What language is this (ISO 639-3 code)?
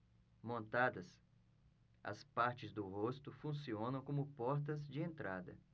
por